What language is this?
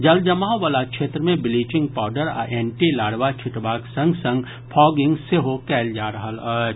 Maithili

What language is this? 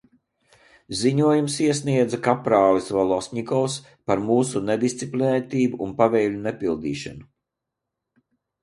Latvian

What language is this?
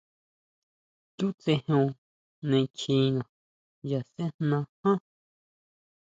Huautla Mazatec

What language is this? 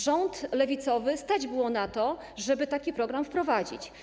Polish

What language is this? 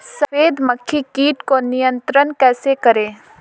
Hindi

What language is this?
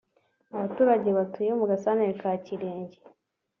Kinyarwanda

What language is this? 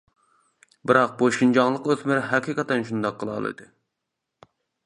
Uyghur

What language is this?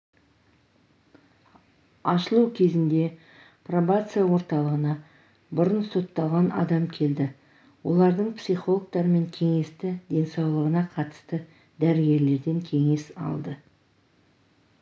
Kazakh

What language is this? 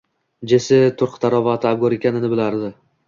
Uzbek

